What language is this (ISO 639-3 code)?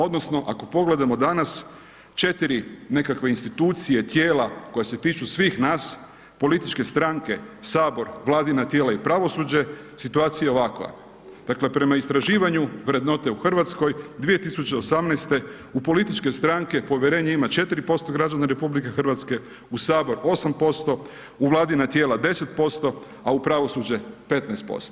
hrv